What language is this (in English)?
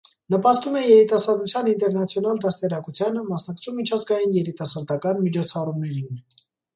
Armenian